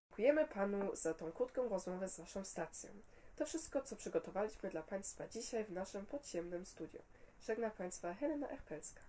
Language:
Polish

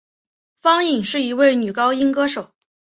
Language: Chinese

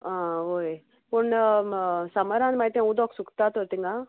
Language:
Konkani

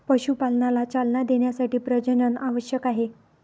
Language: Marathi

